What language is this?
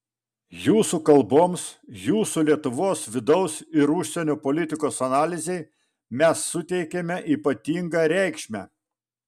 Lithuanian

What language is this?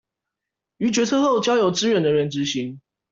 Chinese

